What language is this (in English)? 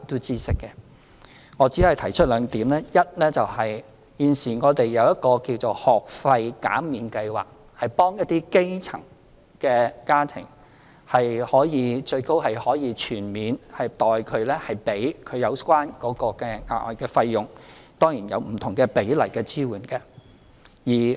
Cantonese